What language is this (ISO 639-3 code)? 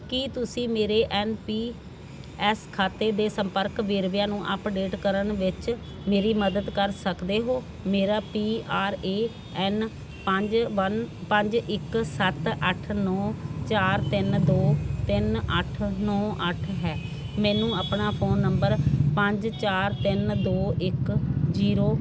pan